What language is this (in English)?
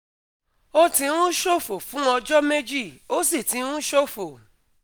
Yoruba